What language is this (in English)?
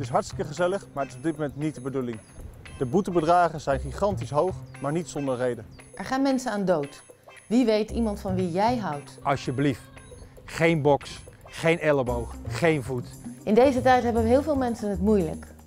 Dutch